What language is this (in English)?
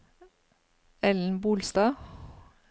Norwegian